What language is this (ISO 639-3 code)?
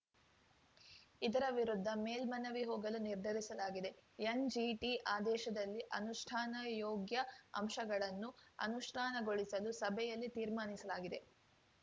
kan